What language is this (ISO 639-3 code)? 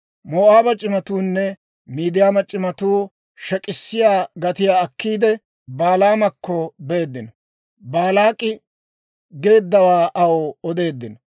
dwr